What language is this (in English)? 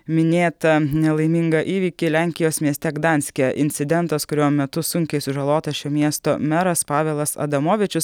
Lithuanian